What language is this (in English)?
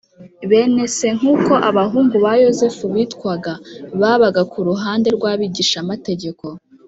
Kinyarwanda